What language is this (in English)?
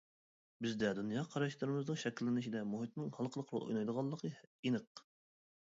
Uyghur